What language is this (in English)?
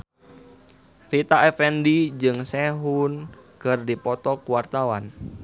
Sundanese